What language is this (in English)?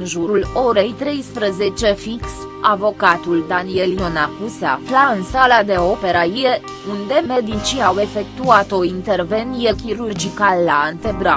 Romanian